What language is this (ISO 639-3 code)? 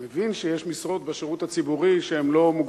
heb